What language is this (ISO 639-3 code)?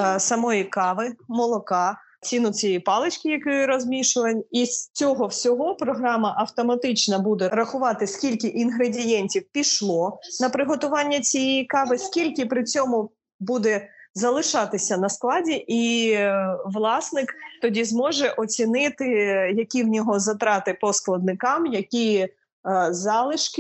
ukr